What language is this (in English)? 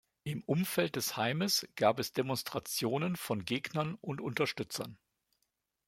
German